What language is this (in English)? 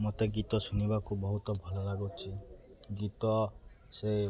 Odia